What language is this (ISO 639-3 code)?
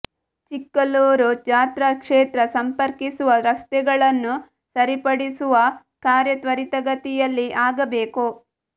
kan